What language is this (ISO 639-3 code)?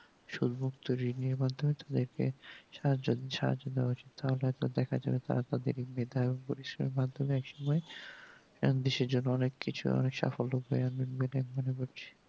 ben